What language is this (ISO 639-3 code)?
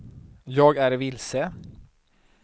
swe